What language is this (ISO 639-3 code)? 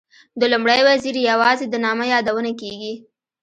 pus